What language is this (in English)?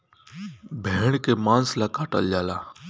Bhojpuri